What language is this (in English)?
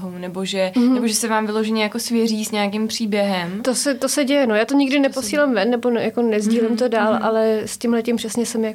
Czech